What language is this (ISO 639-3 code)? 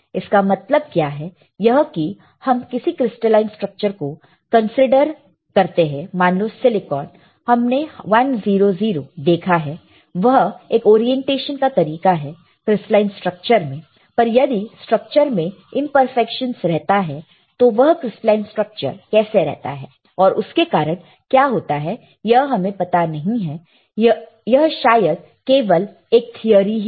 hin